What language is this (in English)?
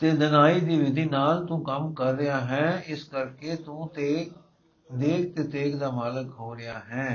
Punjabi